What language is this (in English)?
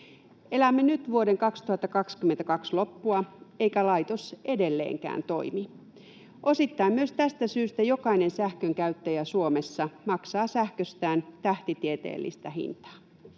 Finnish